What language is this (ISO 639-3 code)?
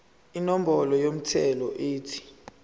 zul